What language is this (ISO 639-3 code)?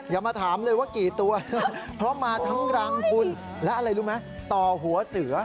tha